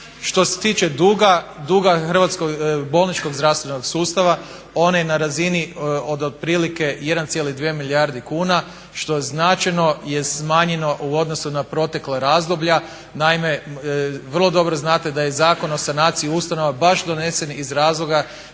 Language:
Croatian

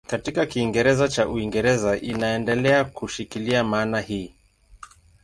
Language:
Swahili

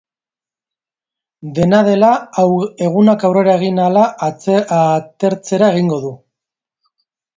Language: Basque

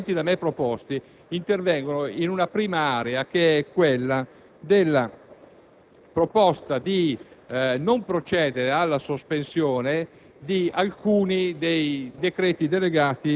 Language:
Italian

